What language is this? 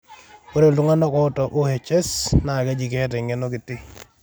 Masai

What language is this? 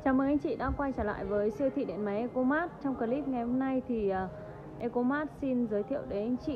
Vietnamese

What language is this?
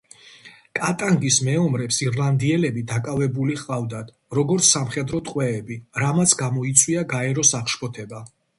Georgian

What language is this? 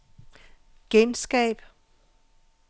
Danish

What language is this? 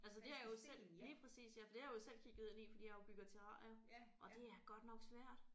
Danish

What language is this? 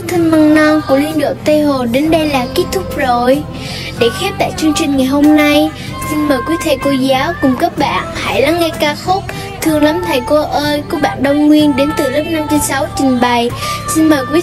Vietnamese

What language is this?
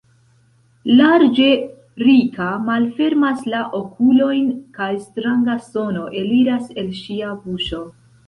Esperanto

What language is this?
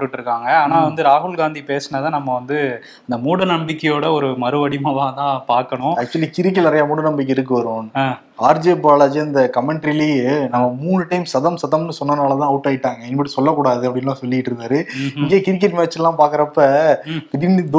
Tamil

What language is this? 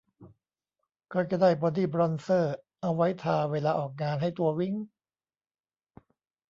Thai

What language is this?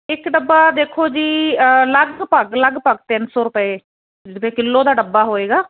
Punjabi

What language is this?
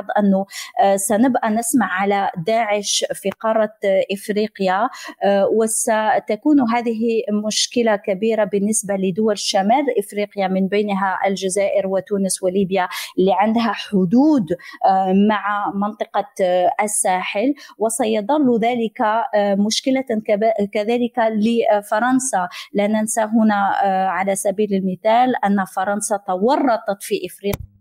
Arabic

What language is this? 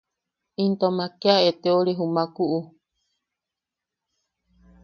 Yaqui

